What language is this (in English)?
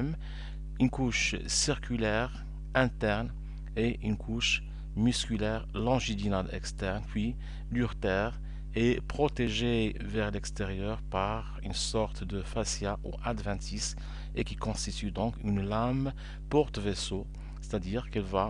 French